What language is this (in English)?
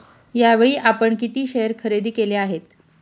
Marathi